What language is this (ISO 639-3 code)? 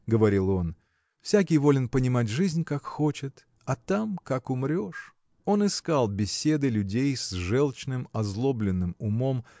rus